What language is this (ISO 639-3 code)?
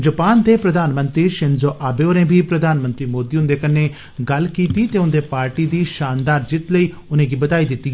doi